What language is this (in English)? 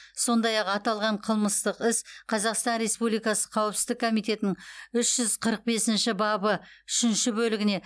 Kazakh